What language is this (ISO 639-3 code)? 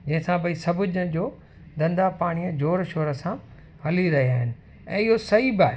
snd